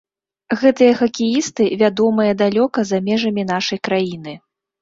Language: Belarusian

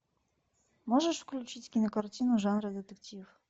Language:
Russian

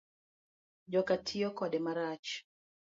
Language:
Luo (Kenya and Tanzania)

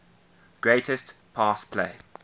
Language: English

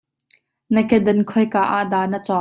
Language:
Hakha Chin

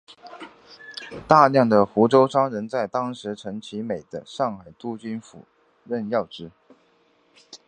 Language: Chinese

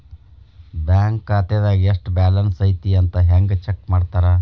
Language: Kannada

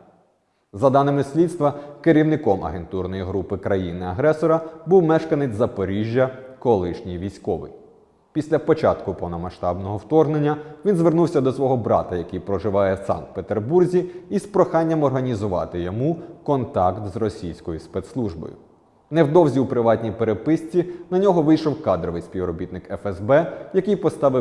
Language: Ukrainian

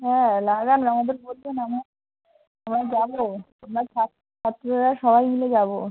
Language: Bangla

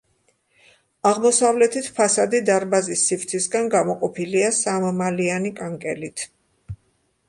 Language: Georgian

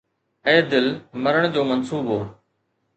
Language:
Sindhi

